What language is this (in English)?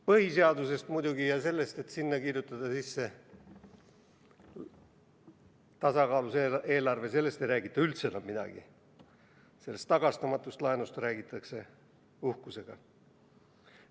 Estonian